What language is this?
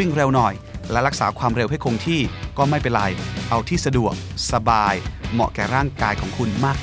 Thai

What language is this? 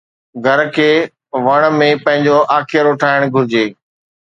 Sindhi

